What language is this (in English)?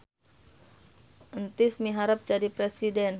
Sundanese